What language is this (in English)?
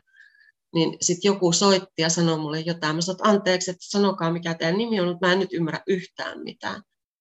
Finnish